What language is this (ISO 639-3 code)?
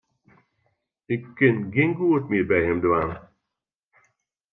fry